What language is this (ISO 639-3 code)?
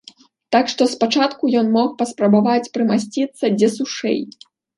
bel